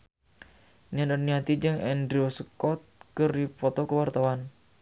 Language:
Sundanese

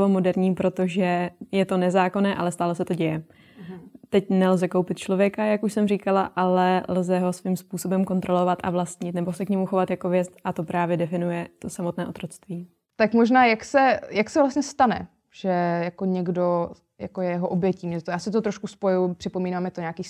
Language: Czech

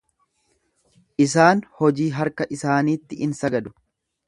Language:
Oromo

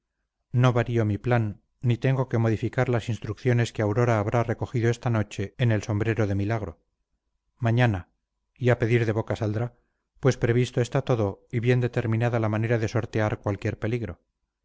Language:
Spanish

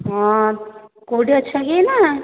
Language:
Odia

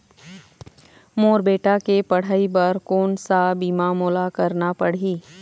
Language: Chhattisgarhi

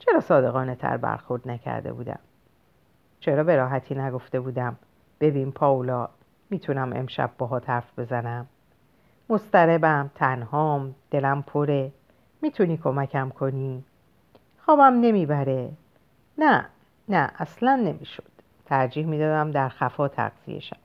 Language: Persian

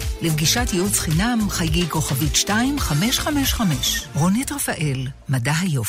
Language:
Hebrew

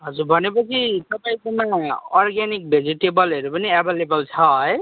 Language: Nepali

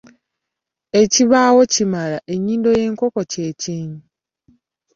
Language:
Ganda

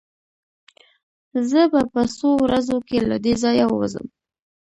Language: Pashto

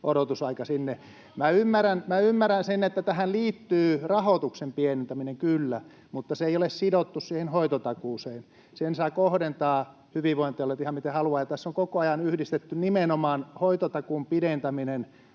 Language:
Finnish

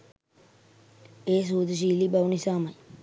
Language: Sinhala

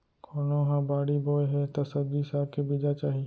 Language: Chhattisgarhi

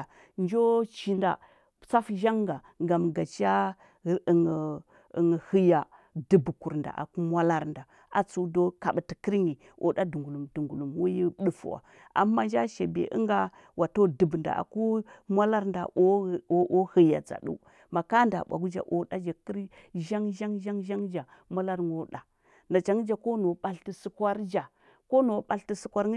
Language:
Huba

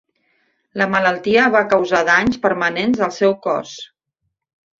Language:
Catalan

